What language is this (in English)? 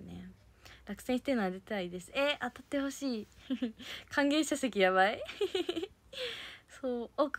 Japanese